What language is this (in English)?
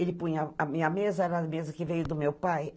Portuguese